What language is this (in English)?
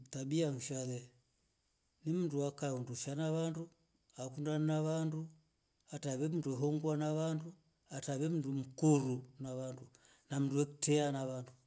Rombo